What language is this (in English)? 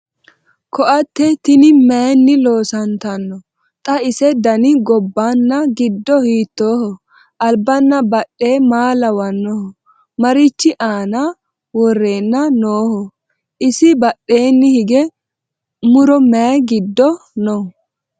Sidamo